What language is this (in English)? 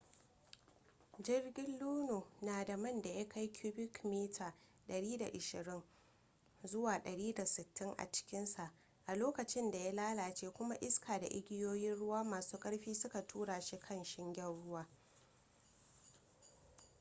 Hausa